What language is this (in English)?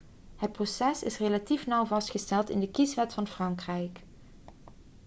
Dutch